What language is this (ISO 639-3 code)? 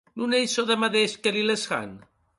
oci